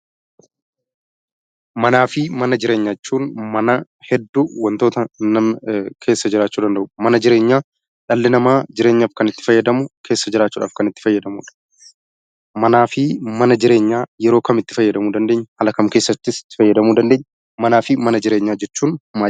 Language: Oromo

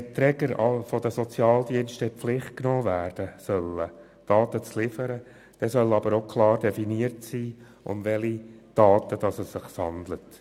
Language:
Swiss German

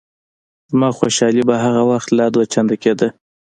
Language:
Pashto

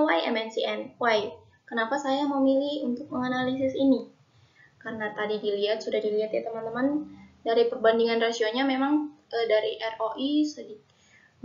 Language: Indonesian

